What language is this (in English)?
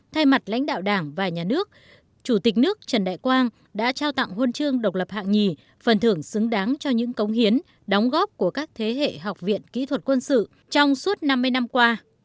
Vietnamese